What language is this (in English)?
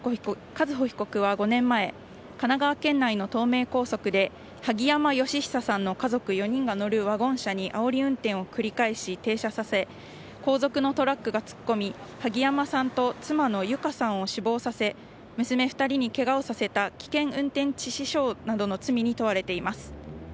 Japanese